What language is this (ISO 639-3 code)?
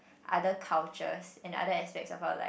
eng